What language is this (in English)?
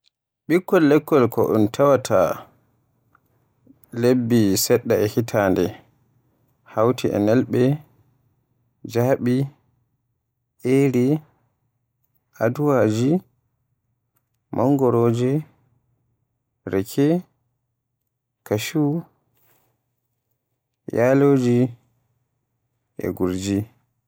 Borgu Fulfulde